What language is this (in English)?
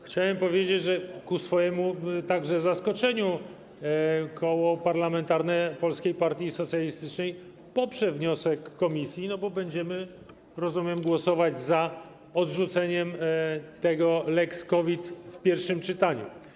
Polish